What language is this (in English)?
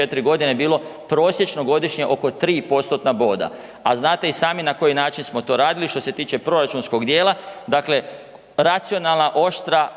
Croatian